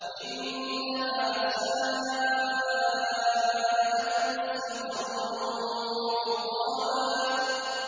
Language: Arabic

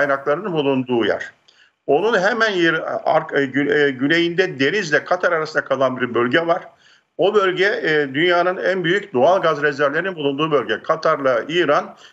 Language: Turkish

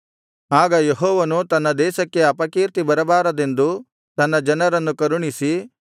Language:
Kannada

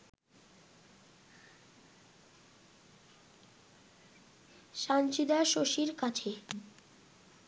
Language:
Bangla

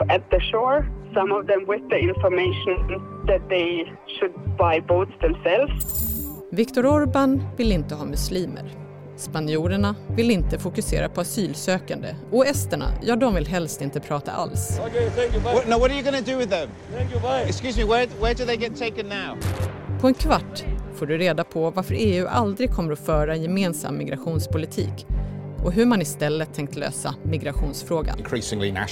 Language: Swedish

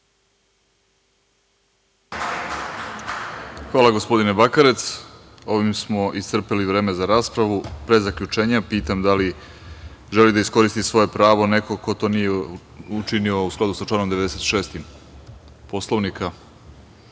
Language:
Serbian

